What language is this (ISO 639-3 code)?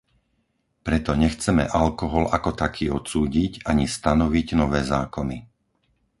slk